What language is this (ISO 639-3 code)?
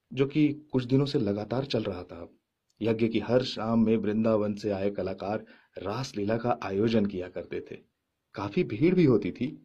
hin